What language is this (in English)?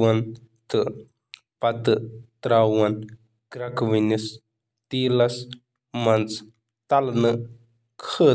Kashmiri